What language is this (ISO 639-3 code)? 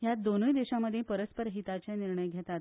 kok